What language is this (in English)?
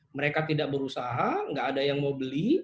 Indonesian